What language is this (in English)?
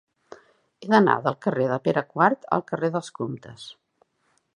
Catalan